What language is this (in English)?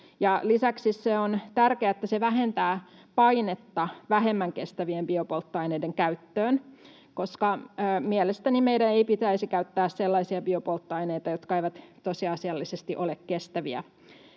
Finnish